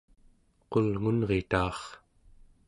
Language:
Central Yupik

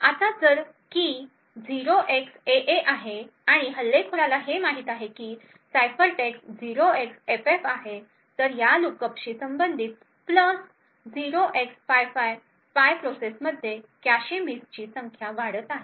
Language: Marathi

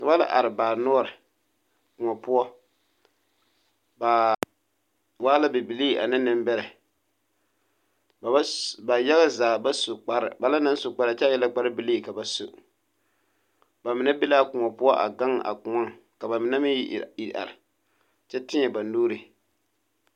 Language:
Southern Dagaare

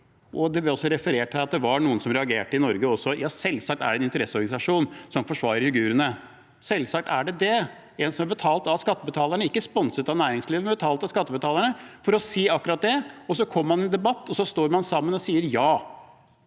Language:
Norwegian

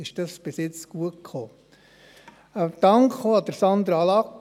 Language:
Swiss German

